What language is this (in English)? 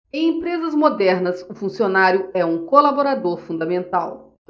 Portuguese